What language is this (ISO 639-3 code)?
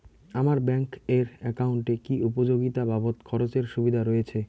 ben